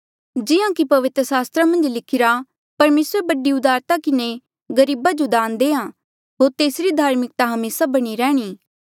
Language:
Mandeali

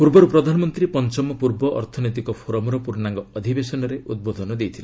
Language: Odia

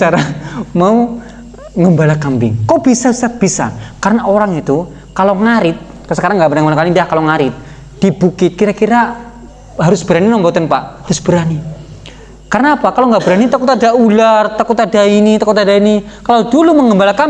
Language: Indonesian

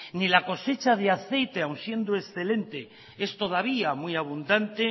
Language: Spanish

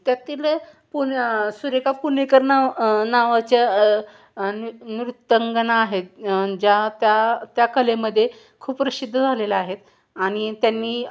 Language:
Marathi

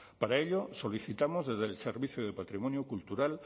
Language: Spanish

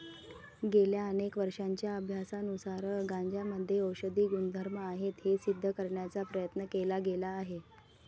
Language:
Marathi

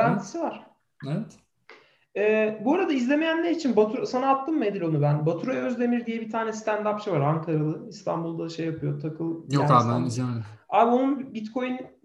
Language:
Turkish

